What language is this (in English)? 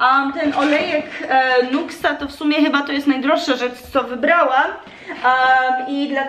Polish